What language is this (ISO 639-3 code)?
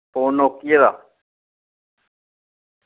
doi